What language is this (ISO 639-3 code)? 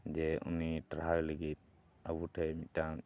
sat